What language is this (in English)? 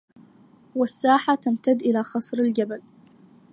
Arabic